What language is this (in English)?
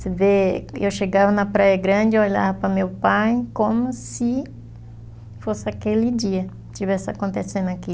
Portuguese